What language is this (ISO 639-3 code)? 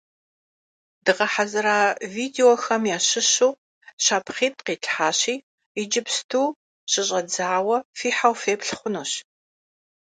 kbd